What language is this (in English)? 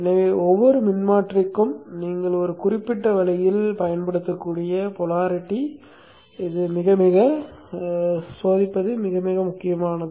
Tamil